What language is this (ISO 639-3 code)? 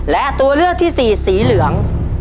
tha